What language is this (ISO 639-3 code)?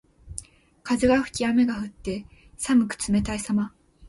jpn